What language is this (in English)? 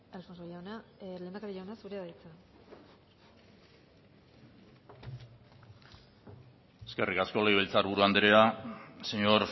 Basque